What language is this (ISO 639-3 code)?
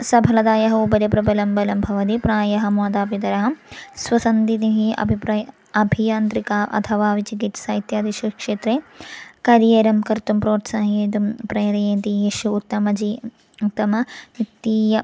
san